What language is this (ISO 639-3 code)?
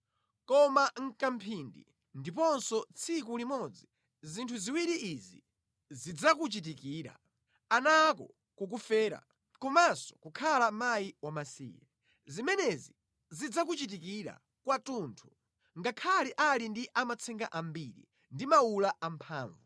nya